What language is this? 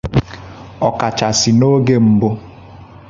Igbo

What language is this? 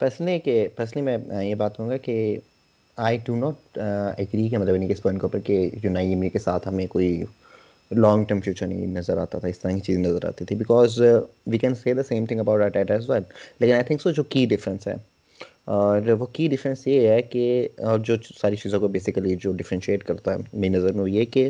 Urdu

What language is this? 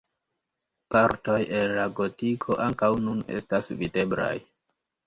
Esperanto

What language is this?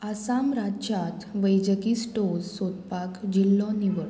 Konkani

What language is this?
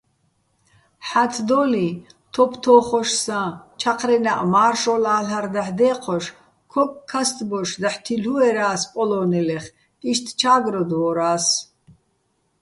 Bats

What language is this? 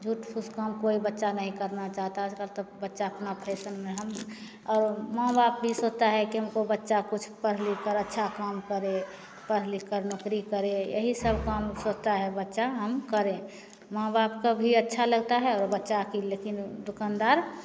Hindi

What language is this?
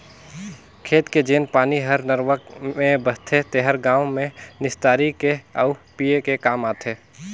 Chhattisgarhi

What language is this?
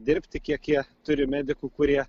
Lithuanian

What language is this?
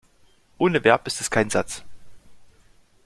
German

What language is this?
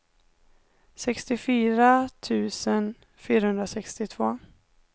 Swedish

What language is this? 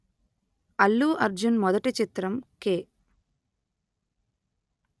Telugu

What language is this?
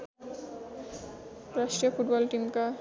Nepali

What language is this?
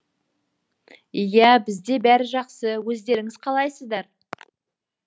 Kazakh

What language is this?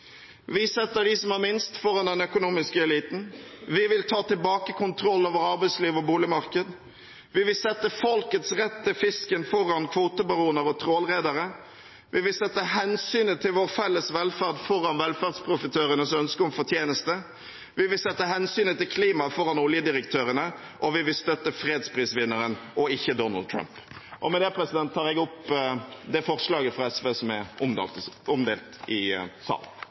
Norwegian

